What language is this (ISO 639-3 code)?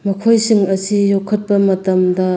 mni